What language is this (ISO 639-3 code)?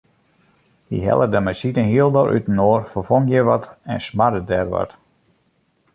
fry